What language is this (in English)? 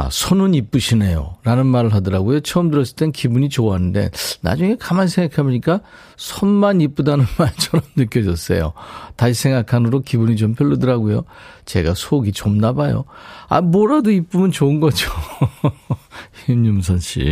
Korean